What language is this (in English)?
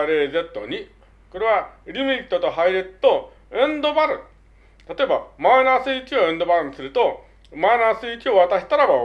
Japanese